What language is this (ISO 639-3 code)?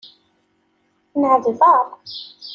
kab